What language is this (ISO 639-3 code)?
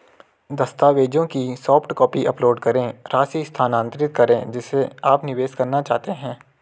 hin